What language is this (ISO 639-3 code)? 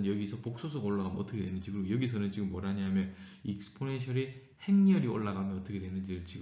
kor